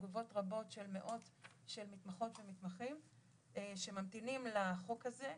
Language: Hebrew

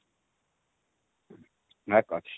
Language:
Odia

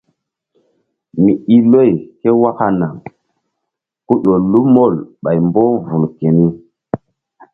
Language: Mbum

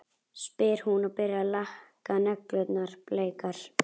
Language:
Icelandic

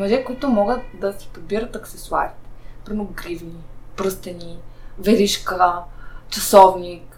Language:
Bulgarian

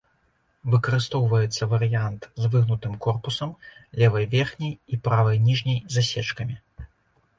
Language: Belarusian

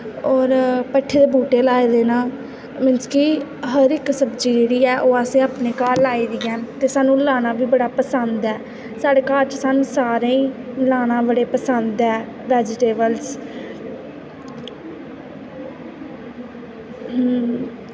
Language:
Dogri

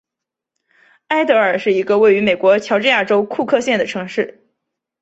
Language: Chinese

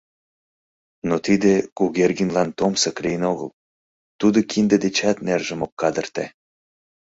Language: Mari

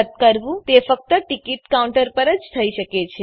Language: Gujarati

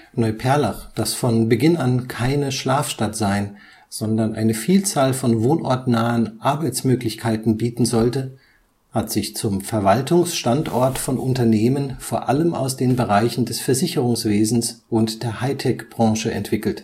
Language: German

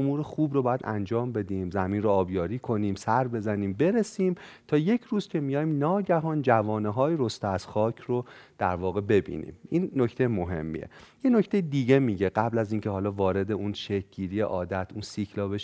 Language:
Persian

